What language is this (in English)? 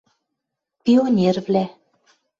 Western Mari